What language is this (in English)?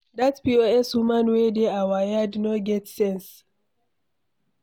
Nigerian Pidgin